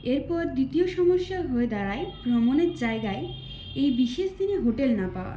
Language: Bangla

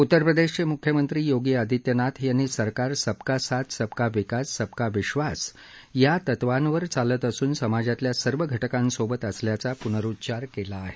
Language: Marathi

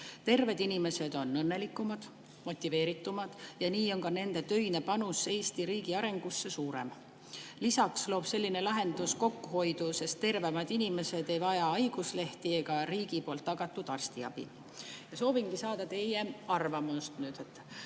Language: Estonian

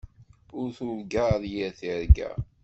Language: Kabyle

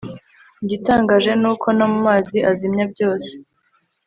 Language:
Kinyarwanda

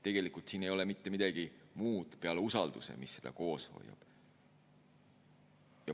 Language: Estonian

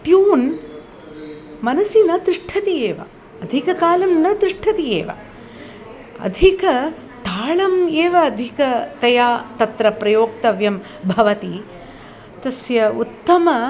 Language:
Sanskrit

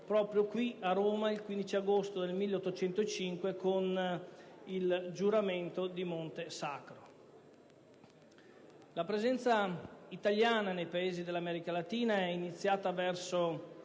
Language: Italian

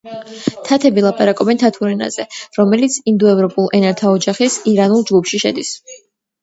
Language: Georgian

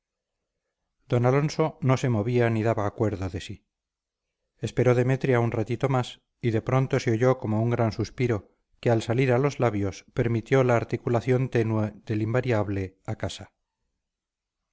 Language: Spanish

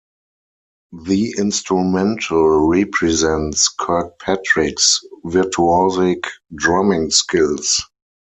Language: English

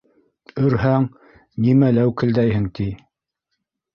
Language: Bashkir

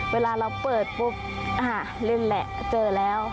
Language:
Thai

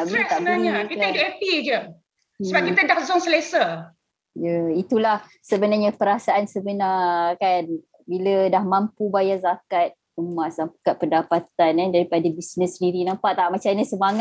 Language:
Malay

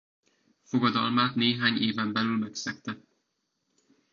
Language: Hungarian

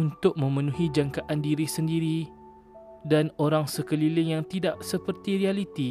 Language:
Malay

